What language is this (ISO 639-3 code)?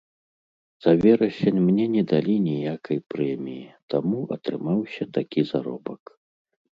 bel